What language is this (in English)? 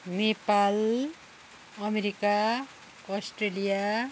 Nepali